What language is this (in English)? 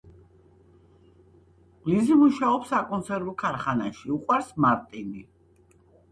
Georgian